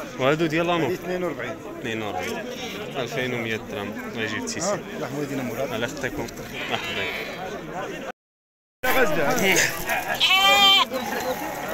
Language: Arabic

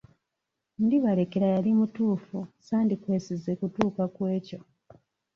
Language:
Ganda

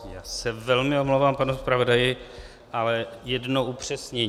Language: Czech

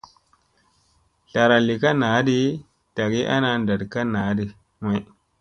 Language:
Musey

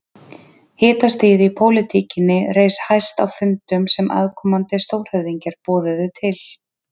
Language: Icelandic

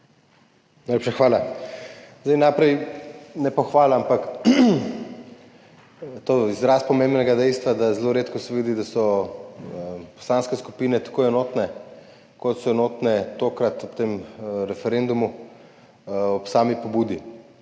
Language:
Slovenian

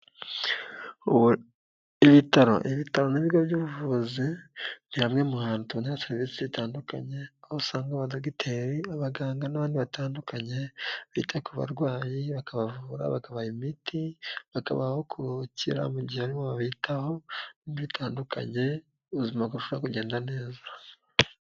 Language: Kinyarwanda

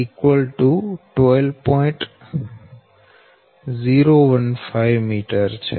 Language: Gujarati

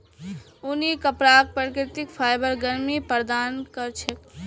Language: Magahi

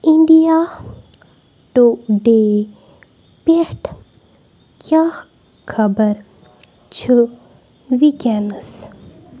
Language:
Kashmiri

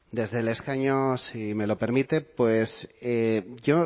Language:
Spanish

